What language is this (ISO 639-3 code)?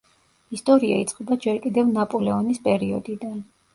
kat